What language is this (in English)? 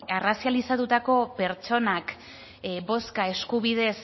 Basque